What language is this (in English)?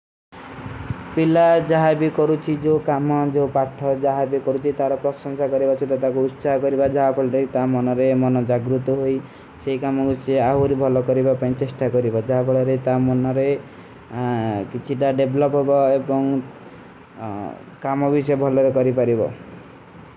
Kui (India)